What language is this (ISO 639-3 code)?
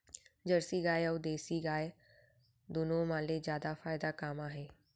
hne